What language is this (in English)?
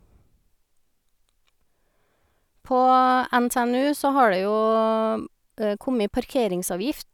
Norwegian